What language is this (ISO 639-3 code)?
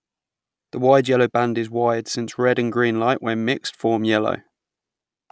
eng